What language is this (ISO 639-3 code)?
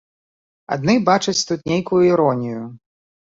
bel